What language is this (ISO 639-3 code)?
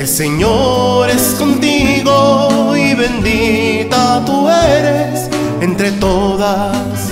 spa